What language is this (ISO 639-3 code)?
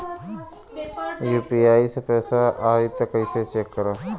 bho